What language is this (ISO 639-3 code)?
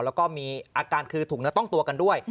tha